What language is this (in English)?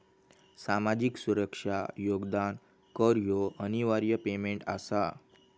Marathi